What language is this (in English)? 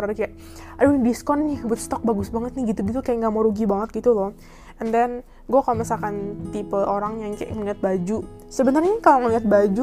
Indonesian